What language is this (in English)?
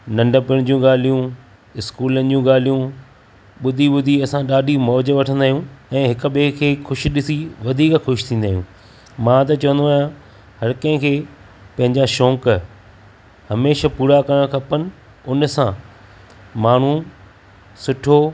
Sindhi